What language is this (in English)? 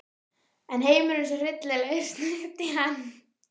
Icelandic